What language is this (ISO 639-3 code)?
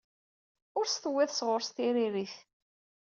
kab